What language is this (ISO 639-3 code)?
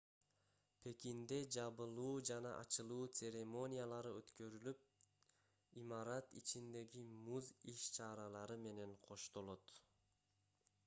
kir